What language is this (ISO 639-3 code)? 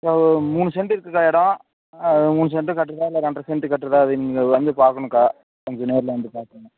tam